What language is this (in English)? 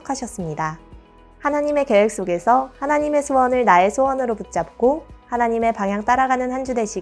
Korean